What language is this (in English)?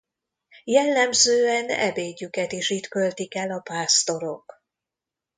Hungarian